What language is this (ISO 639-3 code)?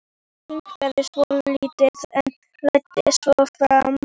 isl